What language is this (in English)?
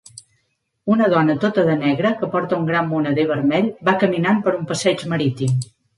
Catalan